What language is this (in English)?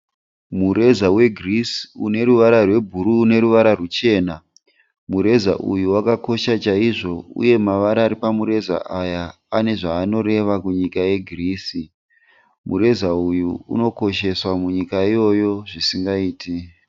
Shona